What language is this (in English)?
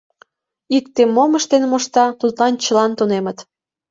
Mari